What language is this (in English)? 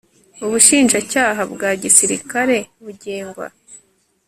Kinyarwanda